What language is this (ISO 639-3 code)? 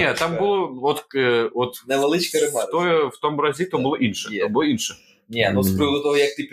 ukr